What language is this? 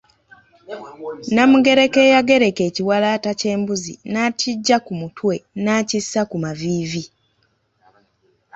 Ganda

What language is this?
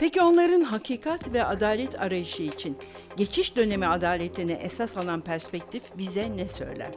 Turkish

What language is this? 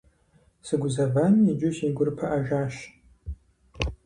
Kabardian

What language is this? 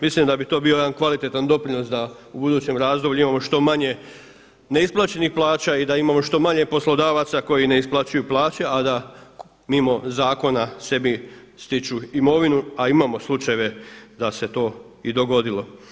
Croatian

